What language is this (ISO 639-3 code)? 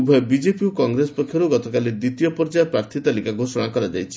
ori